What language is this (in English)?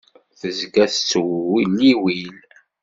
Kabyle